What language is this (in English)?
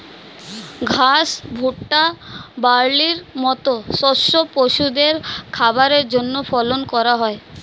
Bangla